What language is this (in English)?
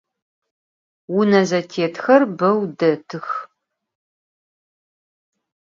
Adyghe